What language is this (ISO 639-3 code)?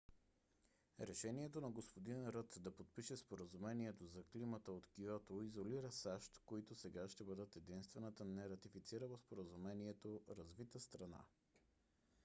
bul